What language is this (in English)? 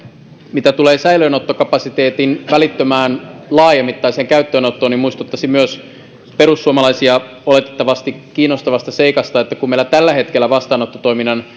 Finnish